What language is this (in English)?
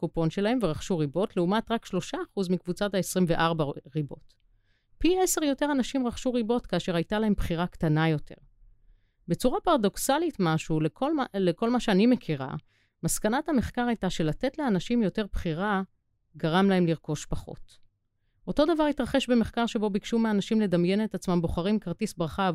Hebrew